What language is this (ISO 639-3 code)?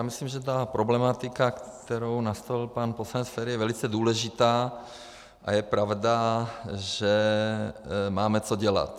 ces